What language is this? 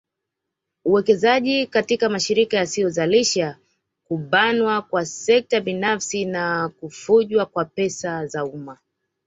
Swahili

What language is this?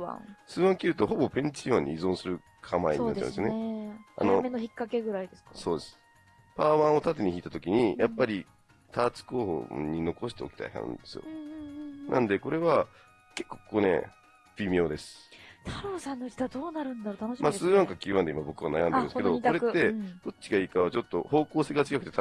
Japanese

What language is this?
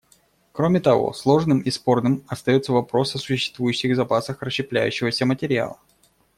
Russian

